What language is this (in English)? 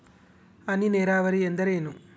Kannada